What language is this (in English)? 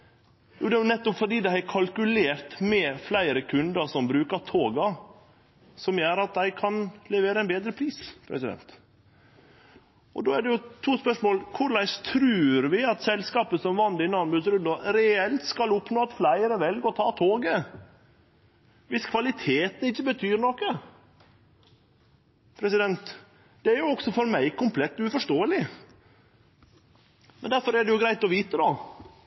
Norwegian Nynorsk